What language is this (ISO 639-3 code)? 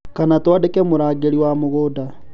kik